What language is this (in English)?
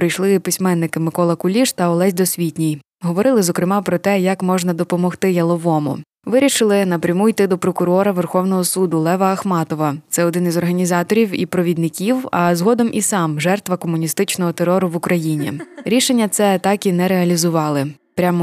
Ukrainian